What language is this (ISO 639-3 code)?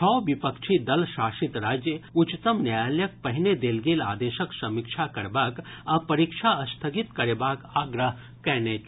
mai